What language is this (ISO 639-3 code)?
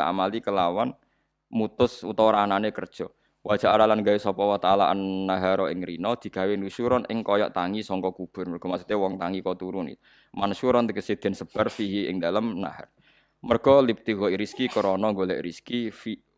ind